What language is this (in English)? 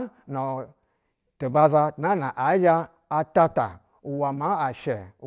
Basa (Nigeria)